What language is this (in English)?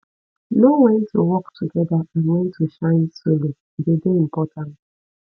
Nigerian Pidgin